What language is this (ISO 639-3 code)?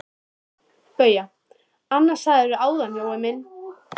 isl